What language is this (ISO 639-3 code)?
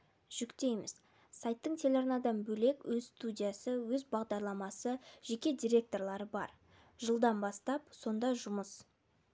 kaz